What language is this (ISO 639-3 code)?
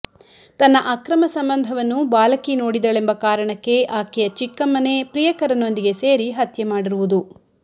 kan